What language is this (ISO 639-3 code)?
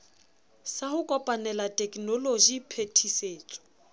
sot